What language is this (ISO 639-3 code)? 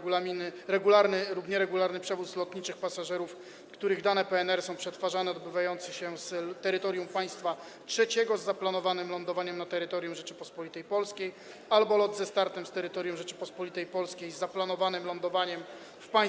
pol